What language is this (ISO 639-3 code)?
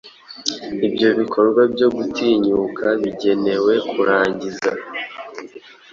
kin